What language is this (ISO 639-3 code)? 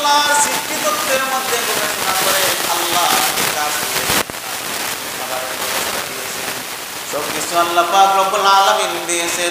ara